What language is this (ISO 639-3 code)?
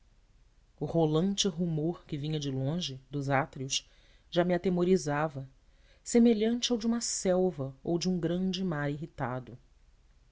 por